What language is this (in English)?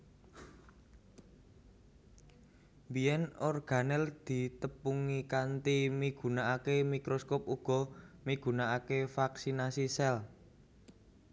Javanese